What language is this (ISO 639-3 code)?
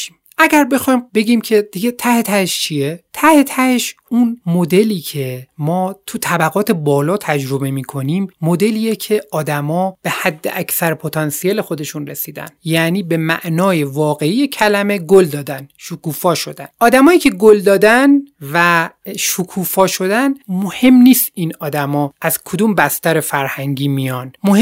fas